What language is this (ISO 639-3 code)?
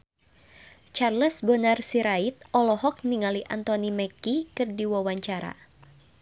sun